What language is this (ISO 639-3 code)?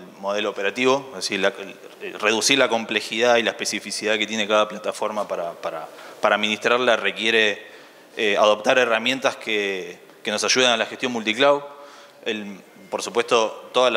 spa